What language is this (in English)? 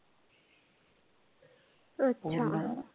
Marathi